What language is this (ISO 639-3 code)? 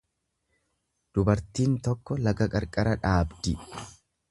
orm